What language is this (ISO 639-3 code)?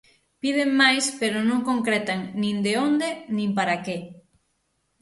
glg